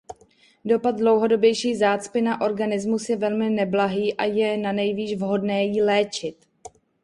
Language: Czech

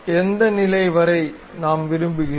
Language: Tamil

